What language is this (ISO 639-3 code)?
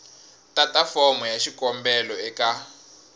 tso